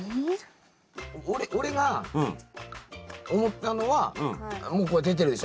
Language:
Japanese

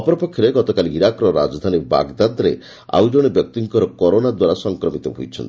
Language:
Odia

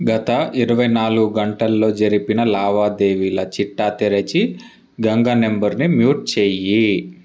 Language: Telugu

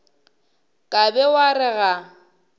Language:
Northern Sotho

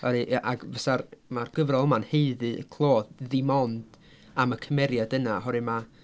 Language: Welsh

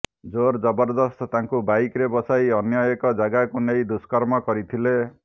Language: Odia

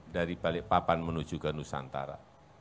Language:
Indonesian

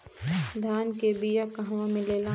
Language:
Bhojpuri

